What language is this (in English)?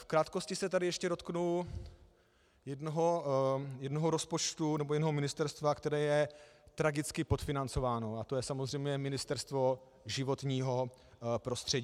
Czech